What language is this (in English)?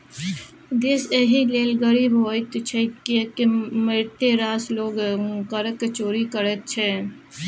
Maithili